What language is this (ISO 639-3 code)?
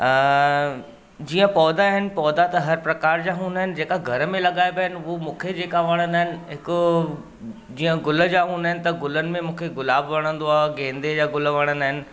snd